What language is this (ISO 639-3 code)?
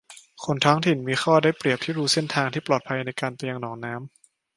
tha